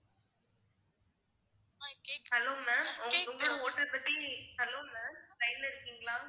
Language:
Tamil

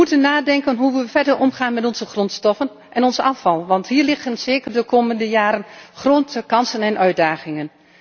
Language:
Dutch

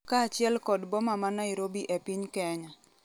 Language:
Luo (Kenya and Tanzania)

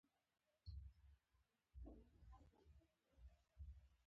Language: Pashto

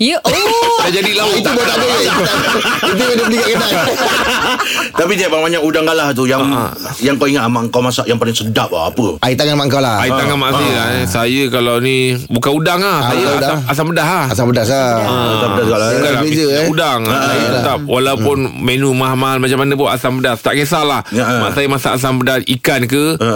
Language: Malay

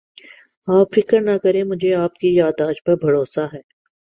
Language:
Urdu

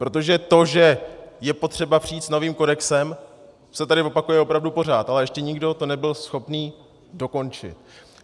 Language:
Czech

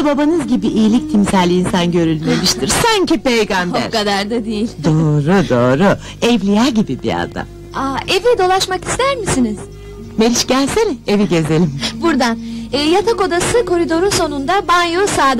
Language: Turkish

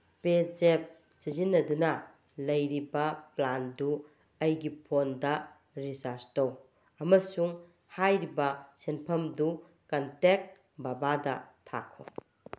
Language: Manipuri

